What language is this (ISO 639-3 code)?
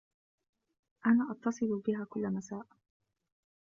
ara